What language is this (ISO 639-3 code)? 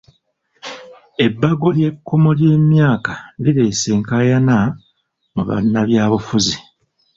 lug